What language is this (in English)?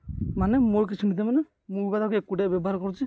Odia